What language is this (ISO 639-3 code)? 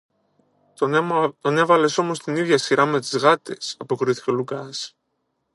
ell